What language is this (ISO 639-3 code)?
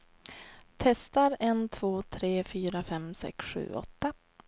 swe